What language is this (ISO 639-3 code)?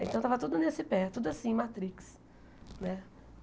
por